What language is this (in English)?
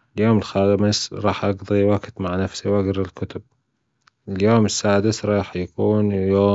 Gulf Arabic